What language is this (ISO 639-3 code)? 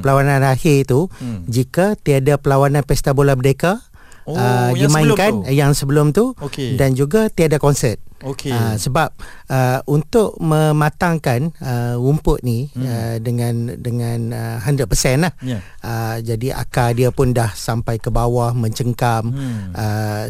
msa